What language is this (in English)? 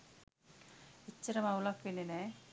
Sinhala